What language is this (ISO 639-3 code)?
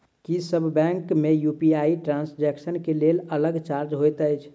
mai